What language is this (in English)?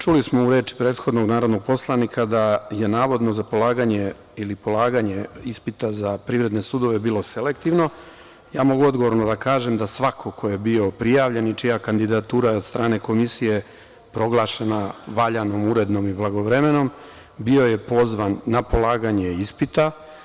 Serbian